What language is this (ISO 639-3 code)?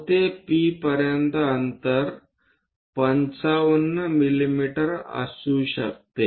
mar